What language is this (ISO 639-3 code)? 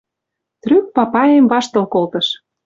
mrj